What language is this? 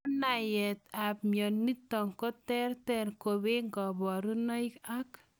Kalenjin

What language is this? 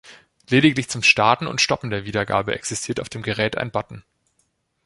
German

